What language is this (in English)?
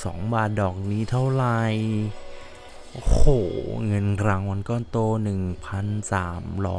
Thai